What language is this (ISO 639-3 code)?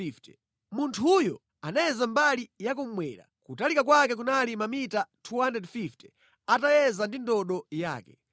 nya